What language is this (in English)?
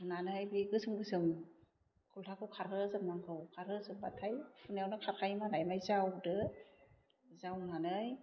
Bodo